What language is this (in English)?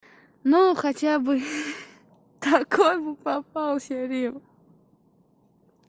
Russian